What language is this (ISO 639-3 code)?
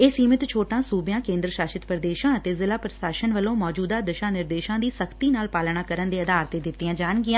pan